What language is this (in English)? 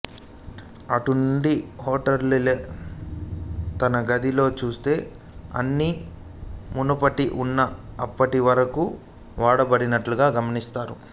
Telugu